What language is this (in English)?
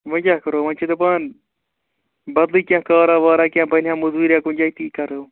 Kashmiri